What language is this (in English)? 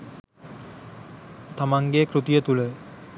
Sinhala